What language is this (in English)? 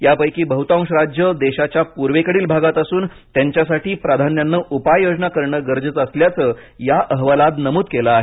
Marathi